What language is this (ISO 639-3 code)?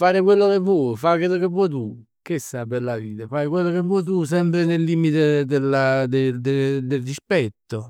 nap